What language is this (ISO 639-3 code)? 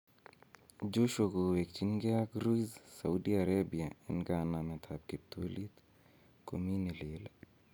kln